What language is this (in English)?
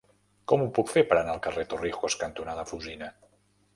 Catalan